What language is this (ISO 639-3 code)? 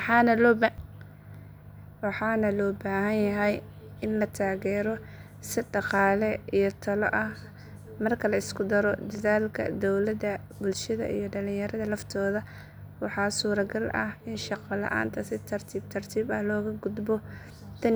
som